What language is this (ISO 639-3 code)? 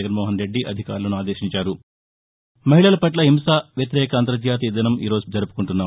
tel